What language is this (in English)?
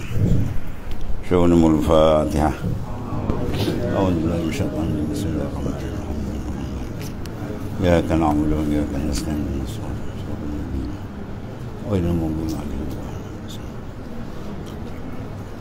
Malay